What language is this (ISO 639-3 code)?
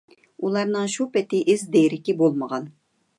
uig